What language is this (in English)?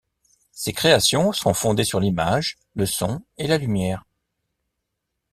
French